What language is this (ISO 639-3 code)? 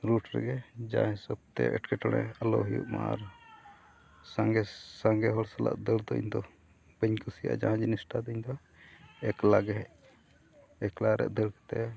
sat